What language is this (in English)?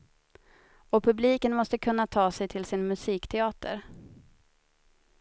Swedish